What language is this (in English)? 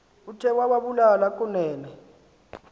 Xhosa